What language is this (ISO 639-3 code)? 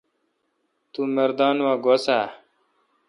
xka